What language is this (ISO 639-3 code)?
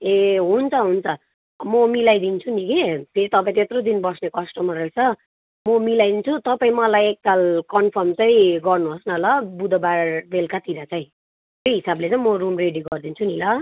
nep